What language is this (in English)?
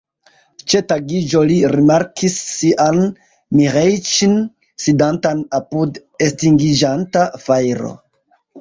Esperanto